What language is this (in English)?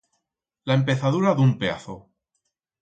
Aragonese